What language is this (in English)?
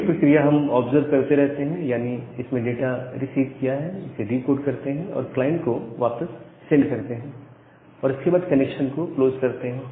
Hindi